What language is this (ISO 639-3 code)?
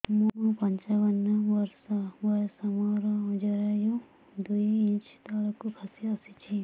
ori